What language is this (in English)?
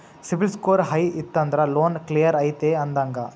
Kannada